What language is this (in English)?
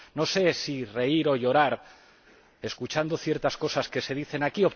Spanish